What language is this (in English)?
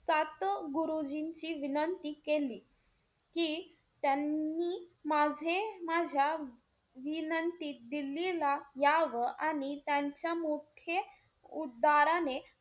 Marathi